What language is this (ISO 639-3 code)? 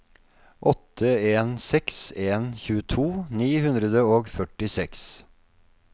nor